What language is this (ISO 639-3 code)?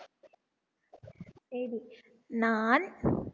tam